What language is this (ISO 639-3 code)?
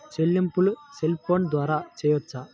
tel